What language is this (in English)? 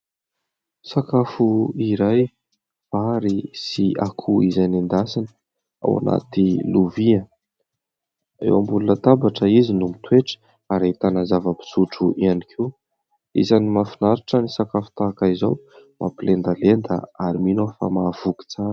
Malagasy